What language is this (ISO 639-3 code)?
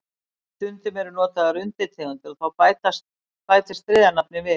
isl